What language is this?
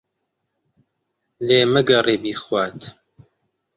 Central Kurdish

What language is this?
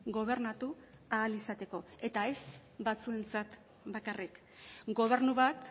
Basque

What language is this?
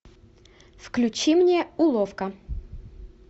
Russian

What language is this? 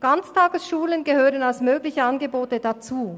Swiss German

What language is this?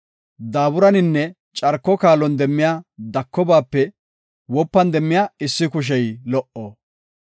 Gofa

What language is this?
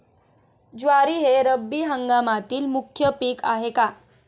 Marathi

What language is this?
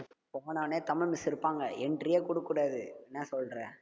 Tamil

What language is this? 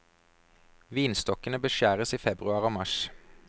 Norwegian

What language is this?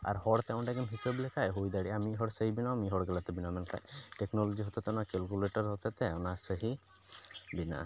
Santali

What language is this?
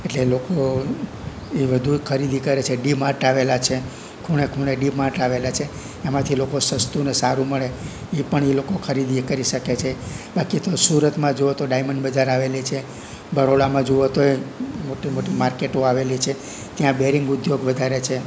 Gujarati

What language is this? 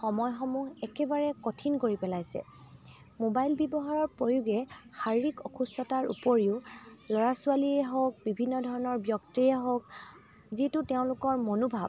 Assamese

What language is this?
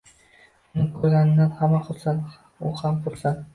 Uzbek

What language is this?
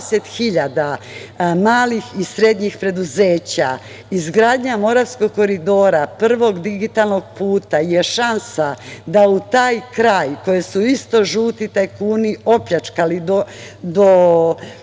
Serbian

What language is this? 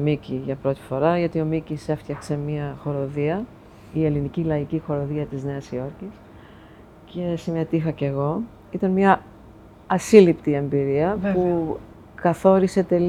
Greek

